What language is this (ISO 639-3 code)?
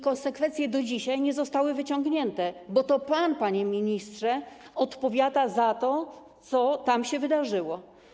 pol